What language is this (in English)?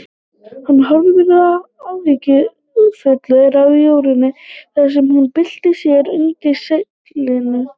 Icelandic